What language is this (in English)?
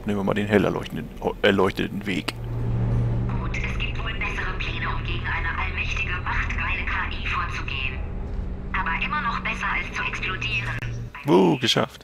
German